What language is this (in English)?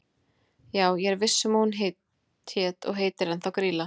Icelandic